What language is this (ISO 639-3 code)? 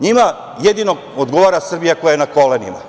srp